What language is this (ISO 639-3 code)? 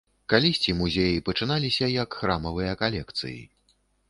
bel